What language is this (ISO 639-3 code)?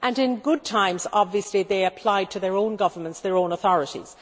eng